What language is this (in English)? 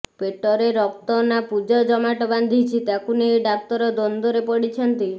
Odia